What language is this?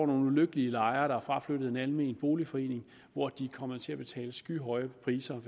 Danish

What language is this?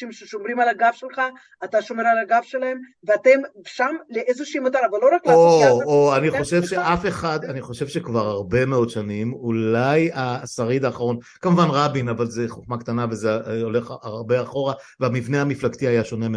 Hebrew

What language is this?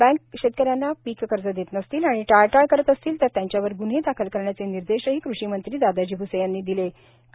Marathi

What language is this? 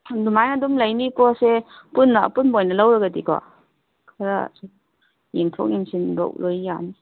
Manipuri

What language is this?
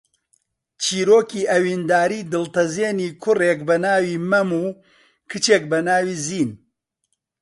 Central Kurdish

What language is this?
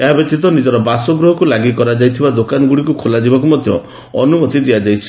Odia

